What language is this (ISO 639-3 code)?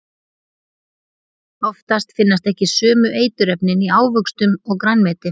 isl